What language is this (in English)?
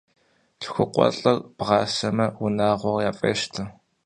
Kabardian